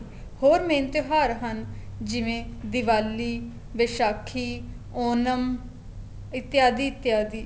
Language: Punjabi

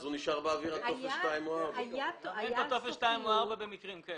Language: Hebrew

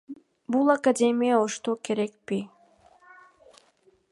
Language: Kyrgyz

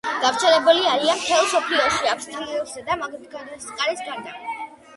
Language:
Georgian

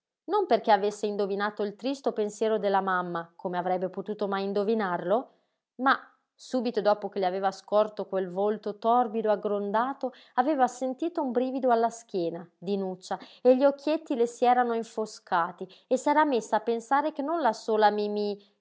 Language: Italian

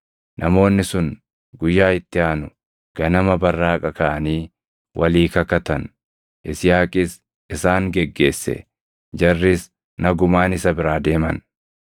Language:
Oromo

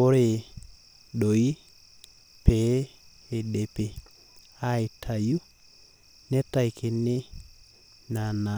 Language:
Masai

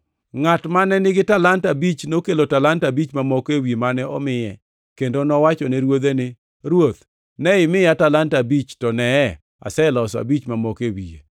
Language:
Luo (Kenya and Tanzania)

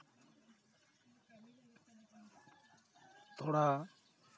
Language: Santali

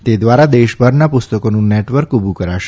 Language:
Gujarati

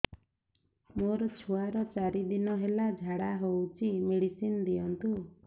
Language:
Odia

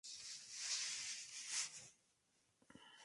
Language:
Spanish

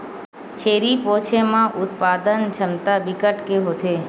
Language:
Chhattisgarhi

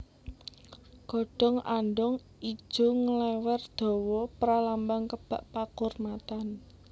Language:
Javanese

